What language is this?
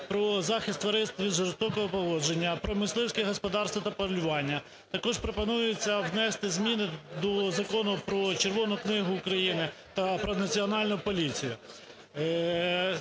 Ukrainian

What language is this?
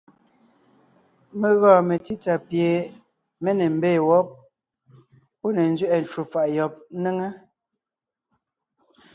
Ngiemboon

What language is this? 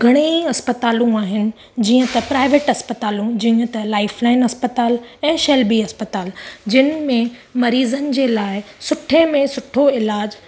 Sindhi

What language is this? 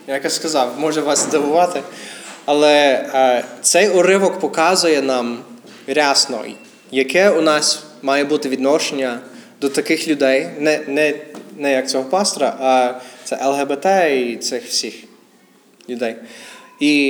Ukrainian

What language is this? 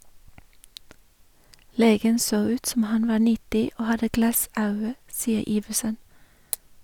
Norwegian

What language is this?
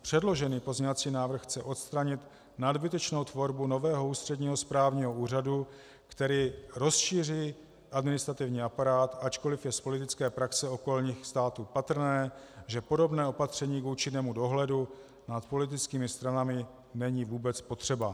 Czech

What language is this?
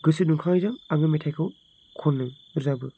Bodo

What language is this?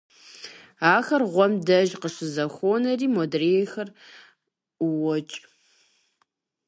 Kabardian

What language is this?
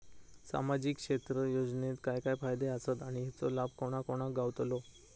Marathi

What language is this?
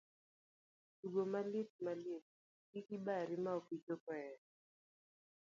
Luo (Kenya and Tanzania)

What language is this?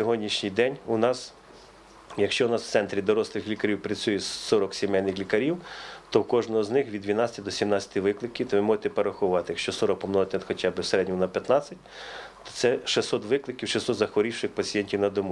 Ukrainian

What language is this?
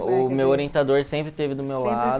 Portuguese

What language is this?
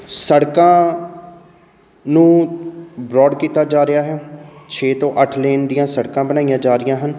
Punjabi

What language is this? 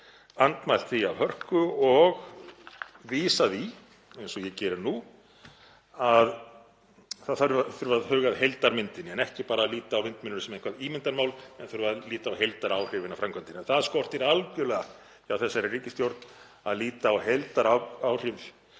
Icelandic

